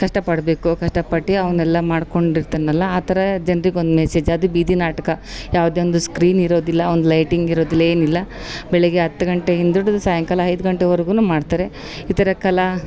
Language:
Kannada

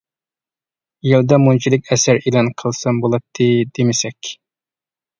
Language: Uyghur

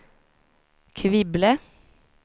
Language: Swedish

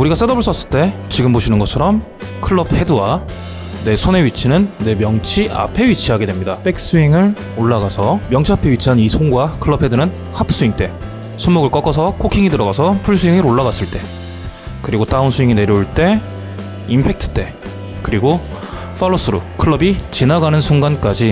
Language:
Korean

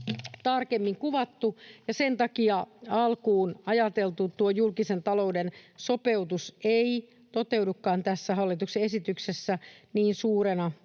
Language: Finnish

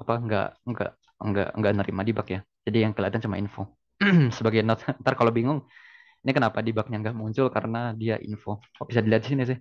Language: Indonesian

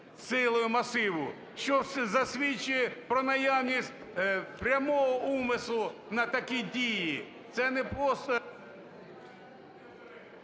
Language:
Ukrainian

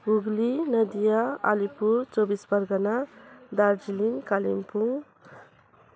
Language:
Nepali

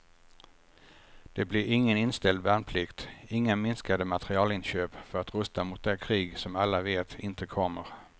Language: Swedish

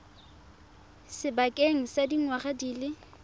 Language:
Tswana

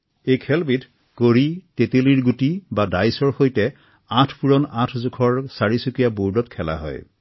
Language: Assamese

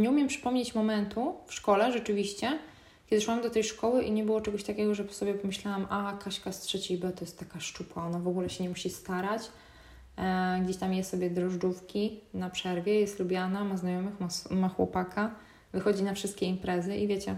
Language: Polish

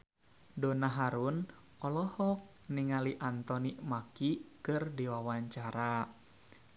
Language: Sundanese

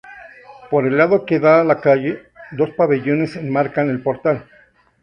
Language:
Spanish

